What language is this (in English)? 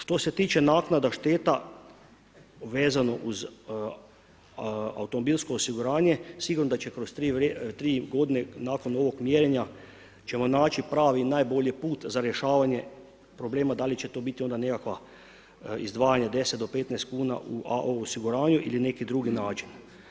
Croatian